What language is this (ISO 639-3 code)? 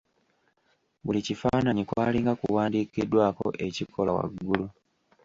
lug